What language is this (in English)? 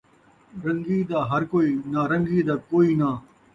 Saraiki